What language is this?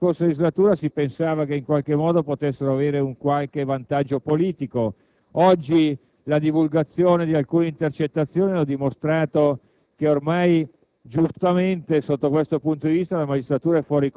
Italian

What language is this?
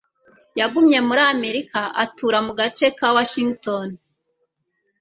Kinyarwanda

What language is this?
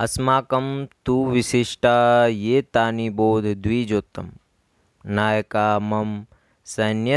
Hindi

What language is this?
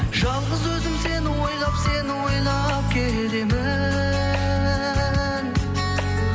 Kazakh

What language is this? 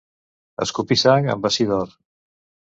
Catalan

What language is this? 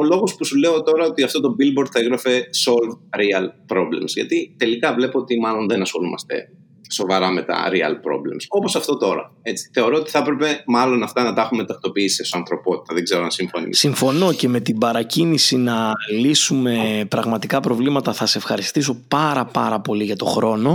Greek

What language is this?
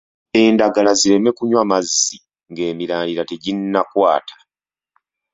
Ganda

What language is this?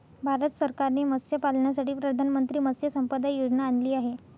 Marathi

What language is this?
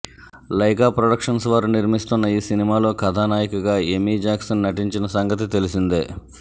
Telugu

